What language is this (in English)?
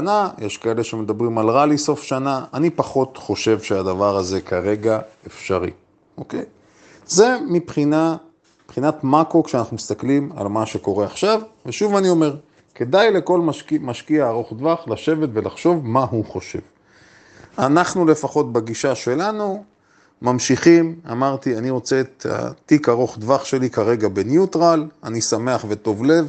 Hebrew